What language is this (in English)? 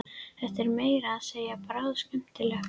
Icelandic